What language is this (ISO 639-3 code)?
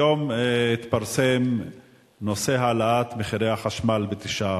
heb